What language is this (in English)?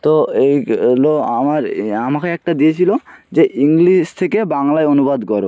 Bangla